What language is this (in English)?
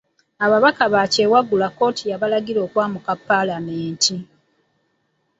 Ganda